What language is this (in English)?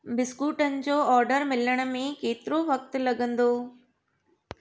Sindhi